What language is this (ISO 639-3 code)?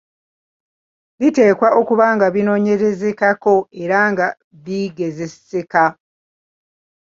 lug